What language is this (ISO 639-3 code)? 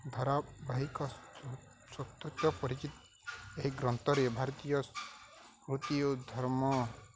ori